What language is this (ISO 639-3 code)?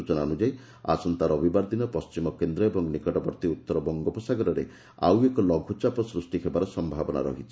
ori